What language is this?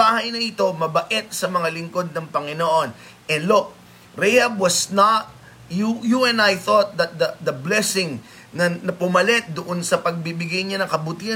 Filipino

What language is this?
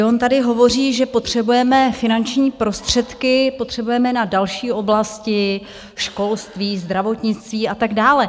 Czech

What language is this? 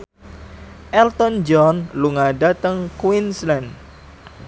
Javanese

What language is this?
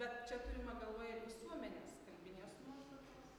Lithuanian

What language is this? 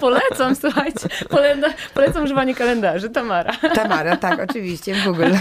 Polish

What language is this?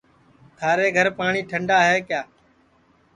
Sansi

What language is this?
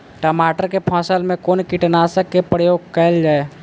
Maithili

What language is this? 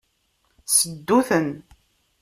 Kabyle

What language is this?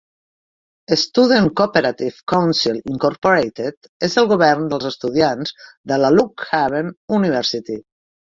Catalan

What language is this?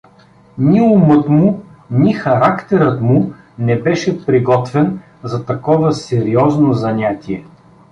Bulgarian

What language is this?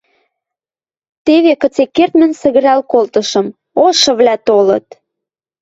Western Mari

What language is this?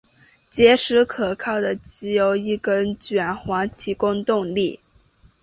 Chinese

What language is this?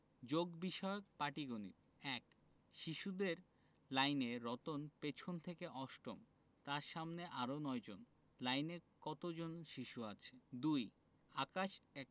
Bangla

